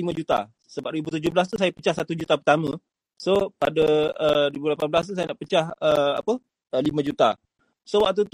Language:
Malay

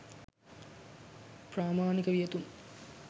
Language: Sinhala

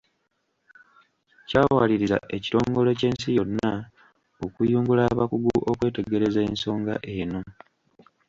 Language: Ganda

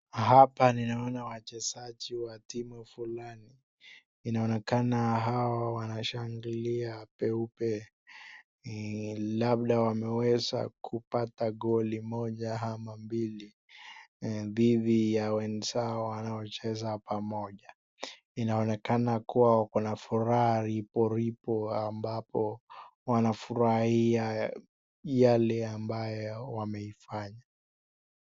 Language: Swahili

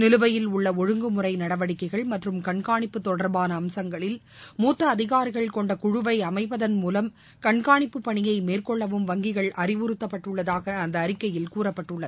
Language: Tamil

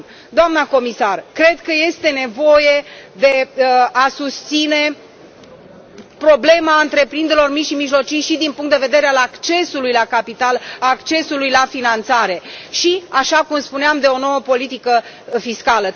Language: Romanian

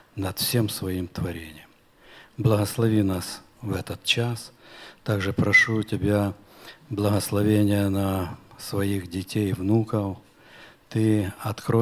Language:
Russian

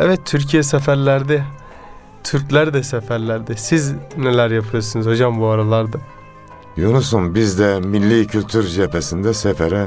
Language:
Turkish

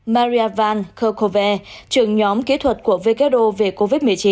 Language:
Vietnamese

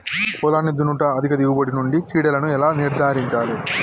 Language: Telugu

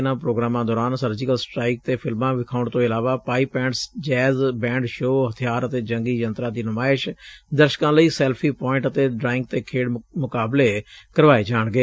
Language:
Punjabi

